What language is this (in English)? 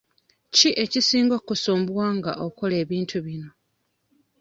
Ganda